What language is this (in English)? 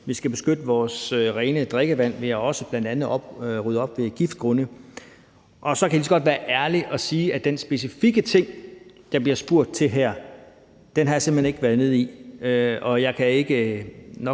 Danish